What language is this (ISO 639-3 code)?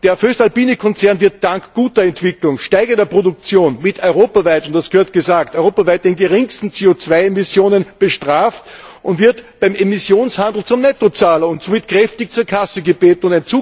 deu